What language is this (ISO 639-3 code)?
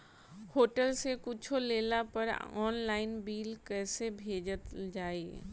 bho